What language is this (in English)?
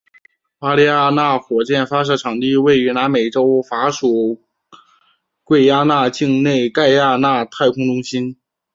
Chinese